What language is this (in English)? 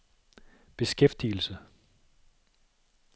Danish